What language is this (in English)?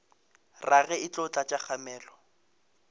Northern Sotho